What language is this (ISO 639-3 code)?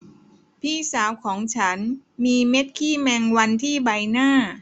tha